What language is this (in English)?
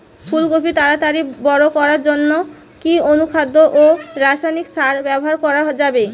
Bangla